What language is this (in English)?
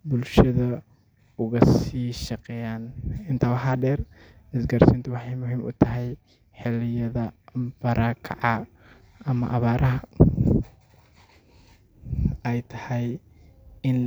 Somali